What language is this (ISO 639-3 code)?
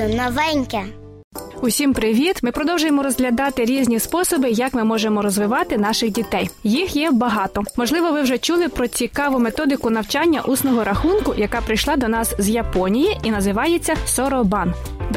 ukr